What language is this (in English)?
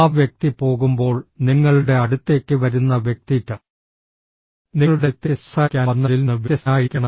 Malayalam